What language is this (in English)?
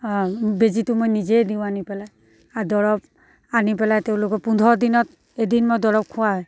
Assamese